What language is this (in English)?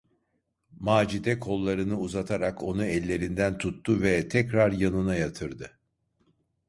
Turkish